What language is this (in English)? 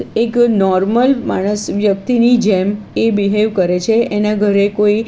Gujarati